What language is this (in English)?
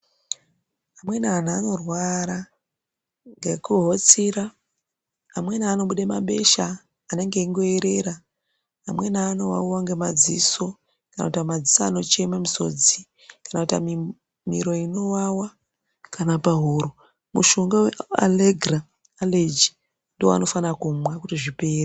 Ndau